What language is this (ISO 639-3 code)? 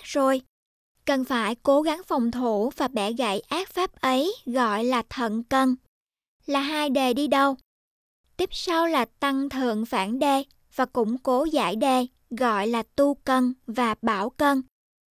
vie